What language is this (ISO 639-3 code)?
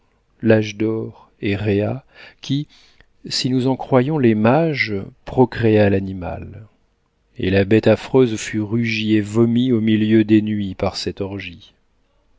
fra